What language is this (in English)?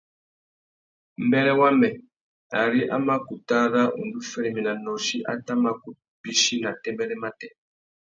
Tuki